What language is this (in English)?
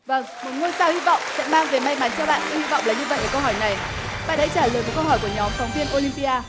Vietnamese